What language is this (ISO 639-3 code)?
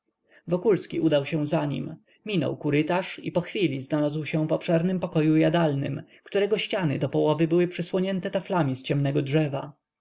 pol